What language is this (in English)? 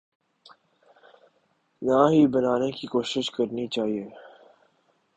Urdu